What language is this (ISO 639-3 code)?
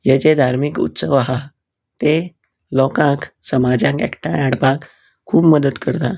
kok